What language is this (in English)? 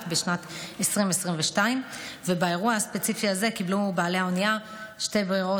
Hebrew